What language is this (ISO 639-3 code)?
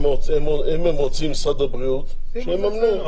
heb